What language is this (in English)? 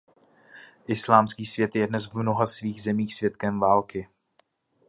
Czech